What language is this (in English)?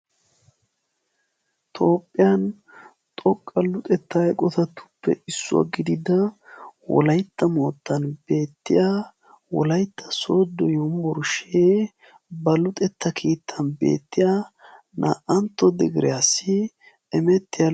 Wolaytta